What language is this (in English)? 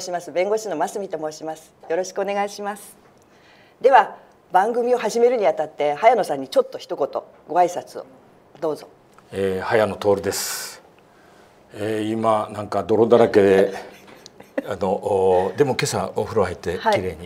Japanese